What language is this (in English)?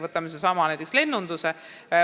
Estonian